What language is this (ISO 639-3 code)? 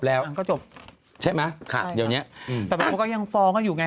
tha